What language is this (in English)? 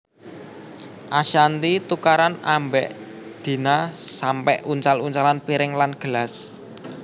Javanese